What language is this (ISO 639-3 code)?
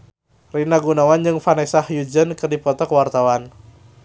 sun